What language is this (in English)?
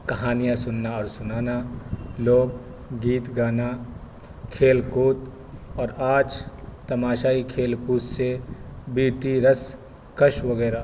Urdu